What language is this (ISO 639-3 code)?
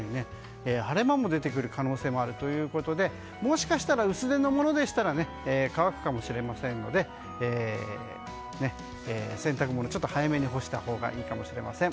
jpn